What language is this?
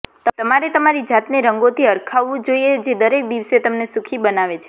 Gujarati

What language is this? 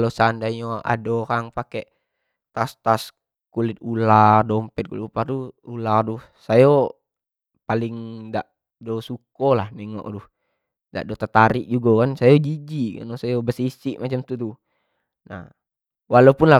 Jambi Malay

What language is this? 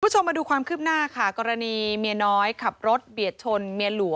Thai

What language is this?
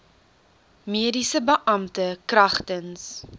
Afrikaans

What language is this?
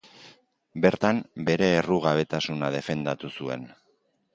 Basque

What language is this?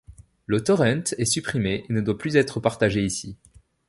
French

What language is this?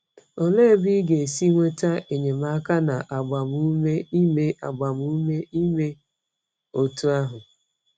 Igbo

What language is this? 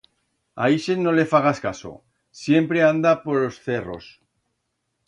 Aragonese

